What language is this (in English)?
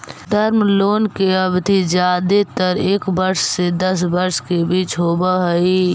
Magahi